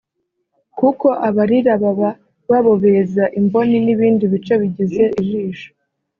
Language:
Kinyarwanda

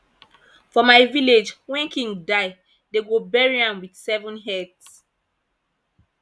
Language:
Nigerian Pidgin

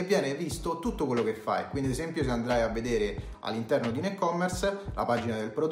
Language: Italian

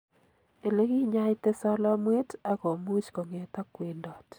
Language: Kalenjin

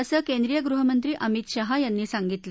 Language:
Marathi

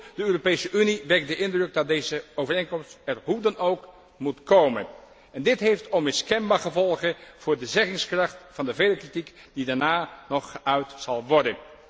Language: Dutch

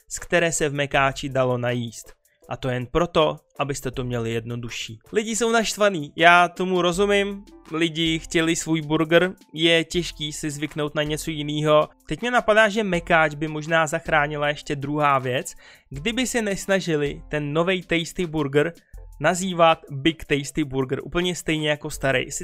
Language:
Czech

